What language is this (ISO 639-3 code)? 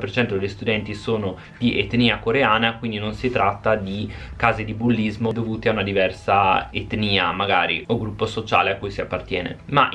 ita